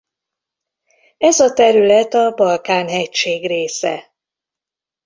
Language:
Hungarian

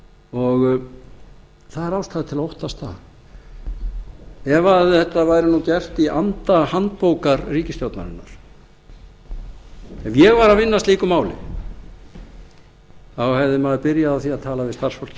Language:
Icelandic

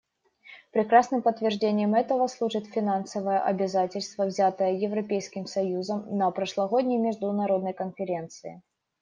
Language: Russian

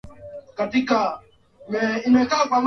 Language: Swahili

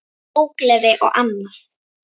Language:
Icelandic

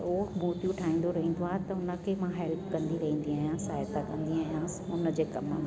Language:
Sindhi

